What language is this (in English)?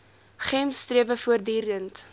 Afrikaans